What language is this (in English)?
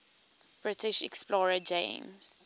English